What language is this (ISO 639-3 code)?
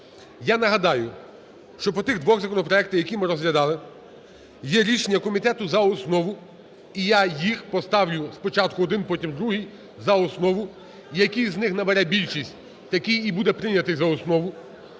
ukr